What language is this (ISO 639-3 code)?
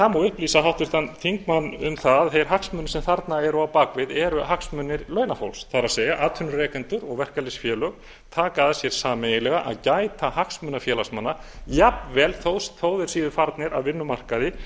isl